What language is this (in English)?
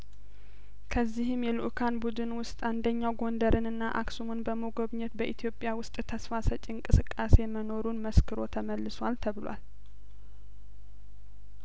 Amharic